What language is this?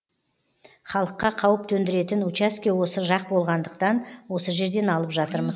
Kazakh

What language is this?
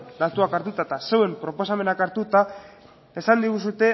Basque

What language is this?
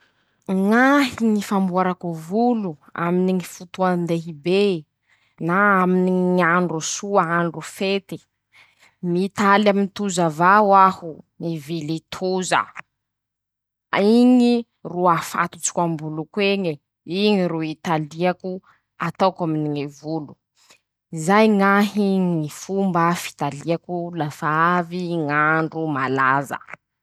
Masikoro Malagasy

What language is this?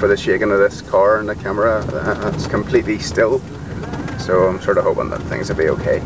English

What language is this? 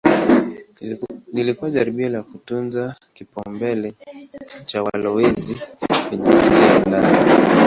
Swahili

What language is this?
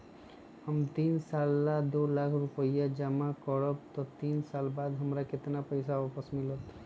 Magahi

